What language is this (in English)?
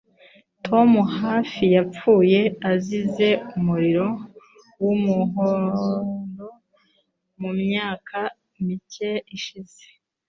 Kinyarwanda